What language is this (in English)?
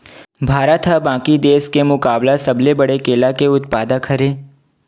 Chhattisgarhi